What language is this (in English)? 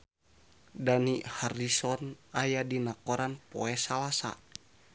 Sundanese